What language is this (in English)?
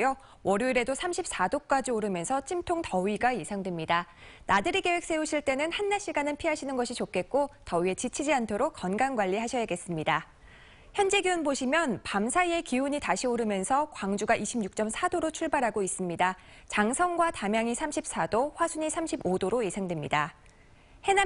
Korean